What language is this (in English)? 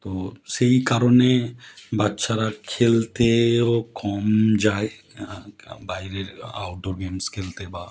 Bangla